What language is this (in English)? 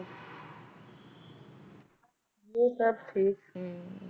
Punjabi